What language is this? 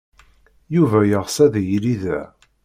Kabyle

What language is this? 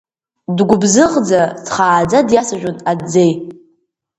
Abkhazian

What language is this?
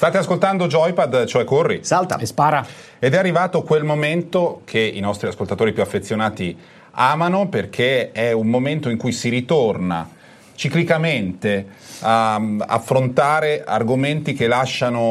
Italian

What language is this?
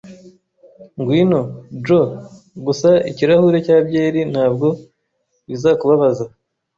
Kinyarwanda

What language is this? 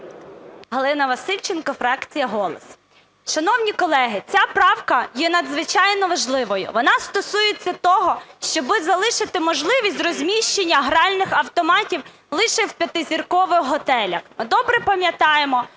Ukrainian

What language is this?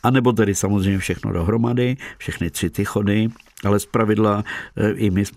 Czech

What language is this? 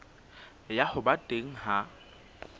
Southern Sotho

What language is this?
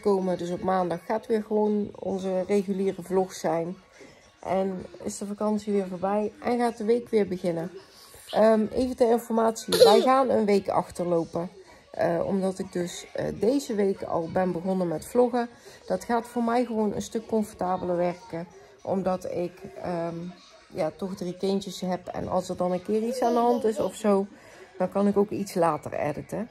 Dutch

